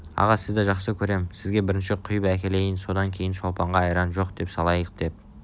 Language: Kazakh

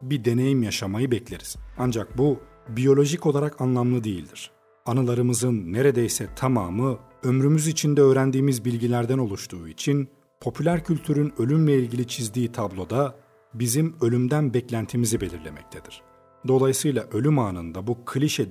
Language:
Turkish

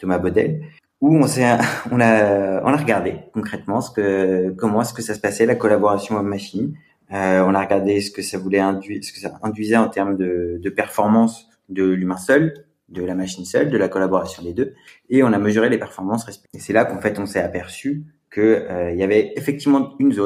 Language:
French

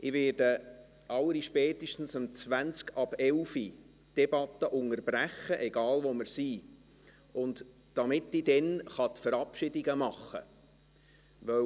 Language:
Swiss German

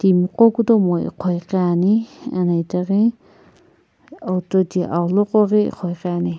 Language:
Sumi Naga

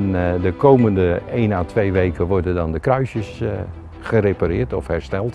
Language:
Dutch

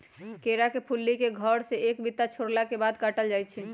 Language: Magahi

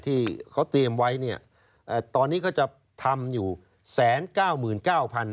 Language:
Thai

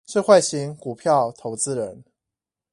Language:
Chinese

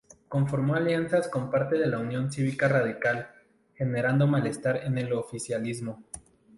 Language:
Spanish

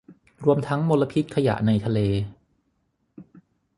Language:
Thai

